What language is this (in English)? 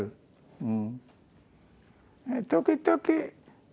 Japanese